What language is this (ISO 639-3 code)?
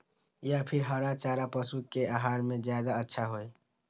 mag